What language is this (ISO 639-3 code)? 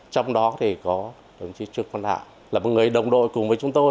vie